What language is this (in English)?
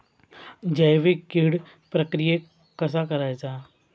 Marathi